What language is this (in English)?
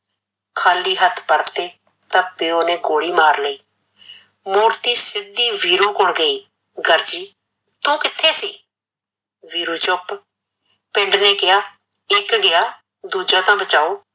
Punjabi